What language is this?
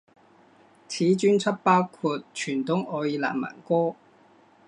Chinese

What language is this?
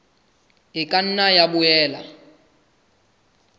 Southern Sotho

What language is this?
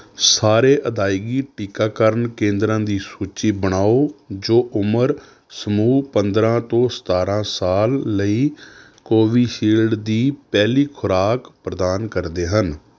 Punjabi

